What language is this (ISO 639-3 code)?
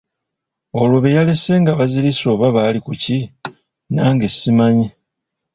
lug